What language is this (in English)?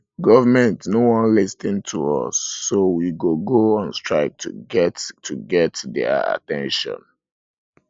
Nigerian Pidgin